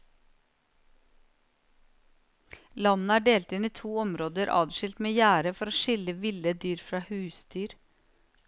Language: Norwegian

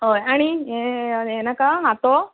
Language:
Konkani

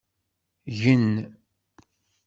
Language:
Kabyle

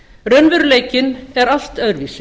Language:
Icelandic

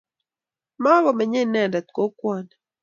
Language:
Kalenjin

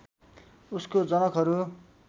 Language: Nepali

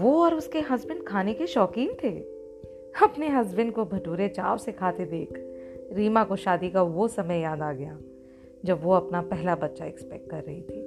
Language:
Hindi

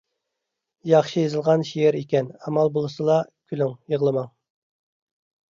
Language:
Uyghur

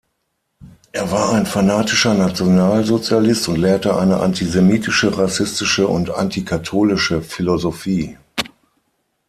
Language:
German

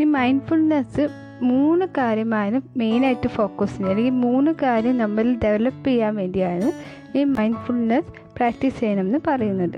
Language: Malayalam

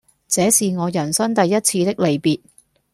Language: Cantonese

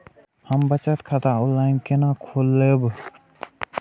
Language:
Maithili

